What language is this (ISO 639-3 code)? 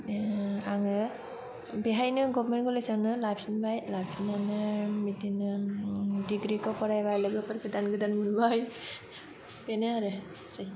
brx